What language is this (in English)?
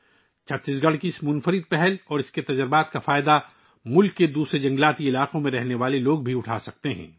Urdu